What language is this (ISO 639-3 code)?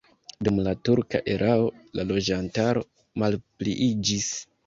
epo